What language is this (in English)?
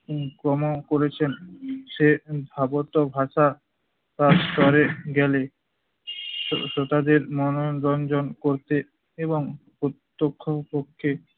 Bangla